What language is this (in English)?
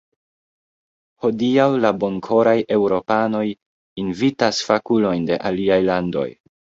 Esperanto